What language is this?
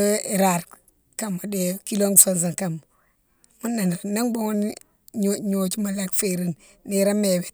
Mansoanka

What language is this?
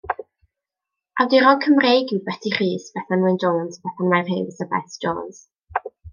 Welsh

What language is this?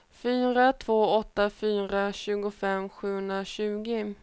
Swedish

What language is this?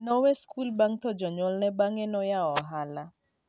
Luo (Kenya and Tanzania)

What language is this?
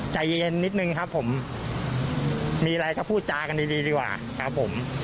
Thai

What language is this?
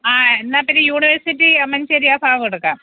Malayalam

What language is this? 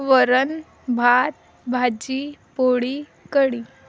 Marathi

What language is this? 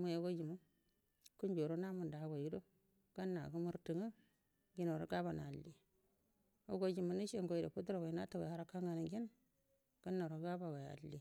Buduma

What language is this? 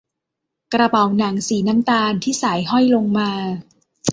Thai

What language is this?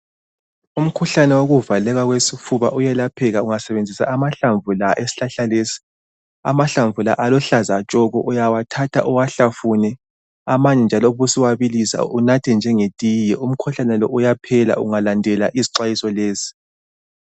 North Ndebele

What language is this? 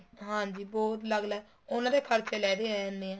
Punjabi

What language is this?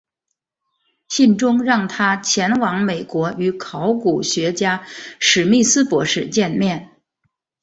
Chinese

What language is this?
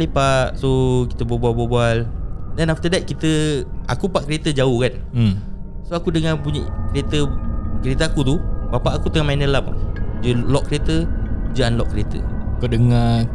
Malay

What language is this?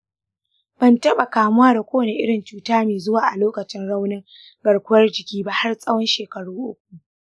Hausa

